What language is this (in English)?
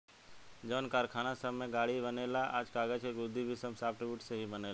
Bhojpuri